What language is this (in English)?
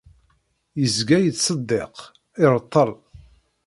Kabyle